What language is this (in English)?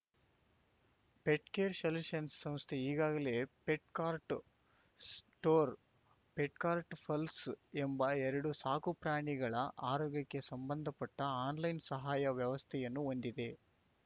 Kannada